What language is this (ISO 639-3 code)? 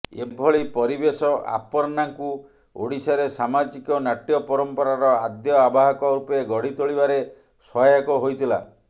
ori